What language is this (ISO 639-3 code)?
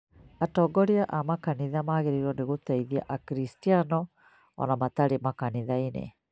kik